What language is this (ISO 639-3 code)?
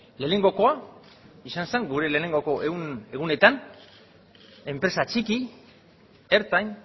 eus